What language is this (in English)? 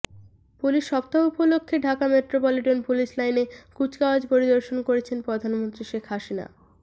Bangla